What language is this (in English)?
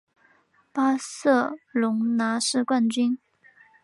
Chinese